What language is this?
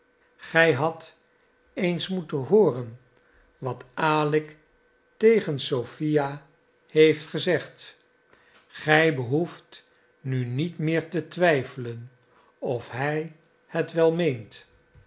Dutch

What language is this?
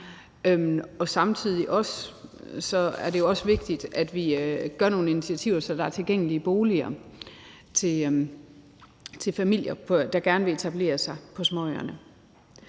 Danish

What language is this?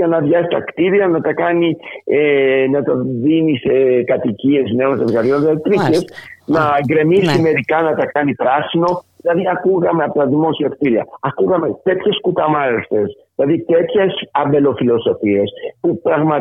Greek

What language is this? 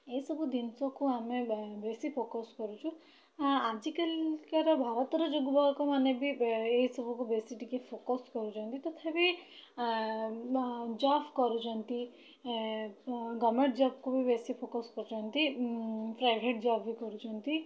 Odia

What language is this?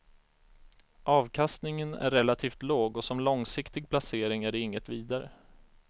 Swedish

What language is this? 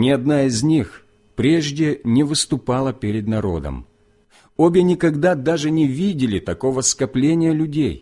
Russian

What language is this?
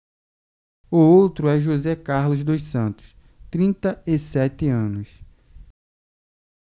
Portuguese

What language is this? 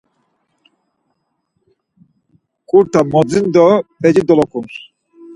Laz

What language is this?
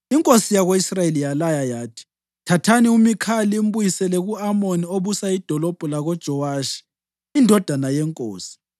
North Ndebele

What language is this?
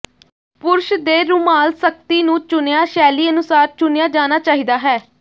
Punjabi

